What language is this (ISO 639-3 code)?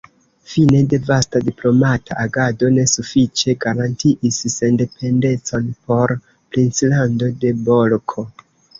epo